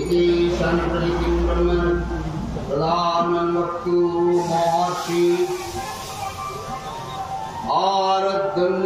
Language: Romanian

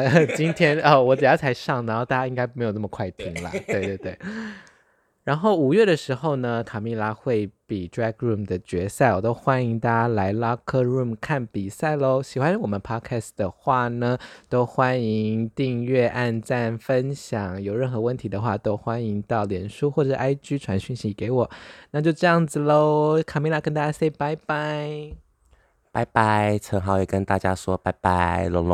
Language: Chinese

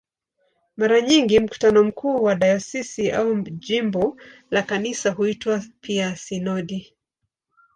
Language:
Swahili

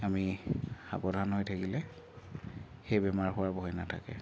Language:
Assamese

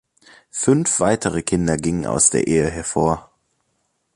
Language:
German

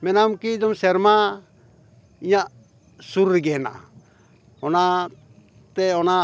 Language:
Santali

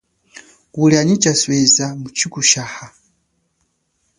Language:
Chokwe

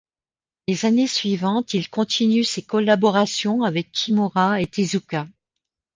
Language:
French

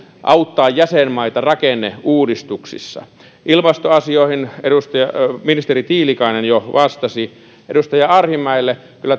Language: Finnish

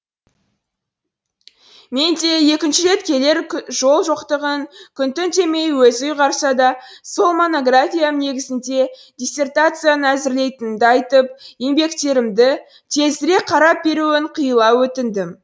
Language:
Kazakh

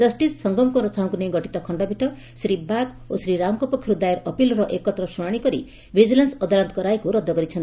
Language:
Odia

